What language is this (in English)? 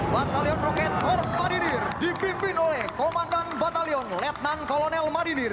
Indonesian